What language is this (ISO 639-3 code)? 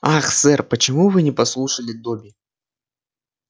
rus